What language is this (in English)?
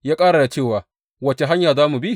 Hausa